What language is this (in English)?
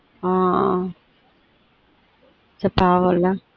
Tamil